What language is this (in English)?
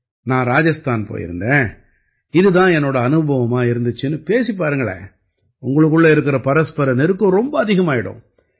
Tamil